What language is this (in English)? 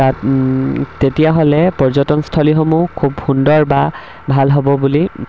Assamese